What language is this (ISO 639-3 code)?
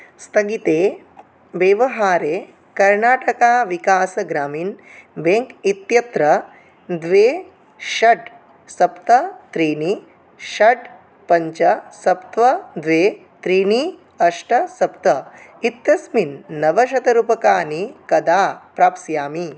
san